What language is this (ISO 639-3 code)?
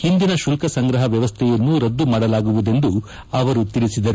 kan